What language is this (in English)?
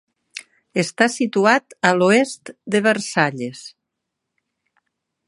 Catalan